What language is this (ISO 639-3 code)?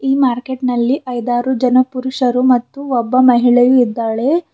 kan